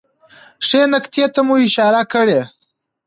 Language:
Pashto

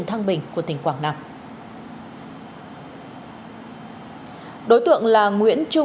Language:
Vietnamese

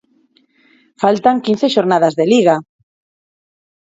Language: Galician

